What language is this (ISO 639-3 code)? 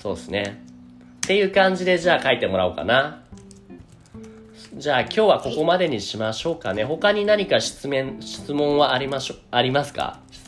jpn